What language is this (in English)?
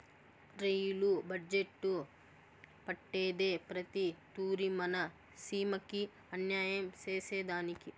Telugu